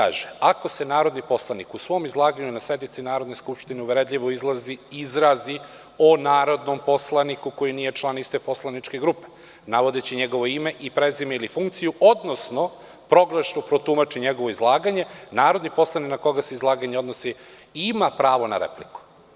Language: Serbian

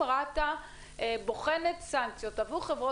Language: Hebrew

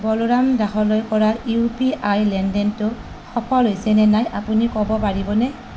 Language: Assamese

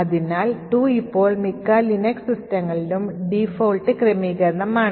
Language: Malayalam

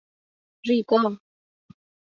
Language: Persian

